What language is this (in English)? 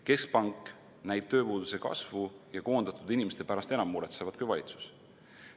Estonian